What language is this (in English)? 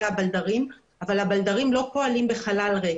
Hebrew